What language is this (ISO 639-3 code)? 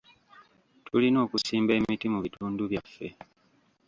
lug